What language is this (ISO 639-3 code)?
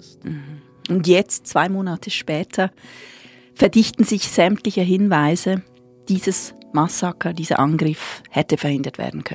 deu